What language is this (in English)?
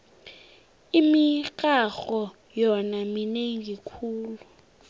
South Ndebele